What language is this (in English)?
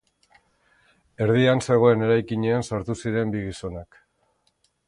Basque